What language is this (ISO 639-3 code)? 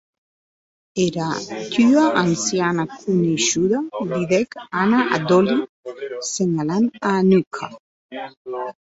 oci